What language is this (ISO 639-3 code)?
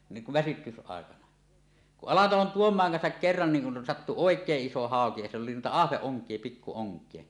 fin